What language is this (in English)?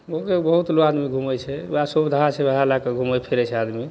Maithili